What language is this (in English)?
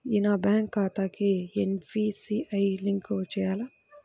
Telugu